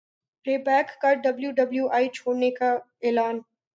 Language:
Urdu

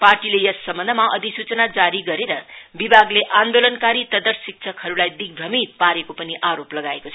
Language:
Nepali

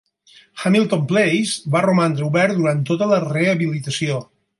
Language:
Catalan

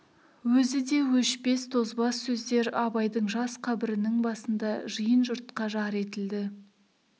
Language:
Kazakh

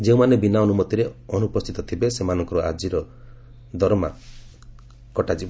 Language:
Odia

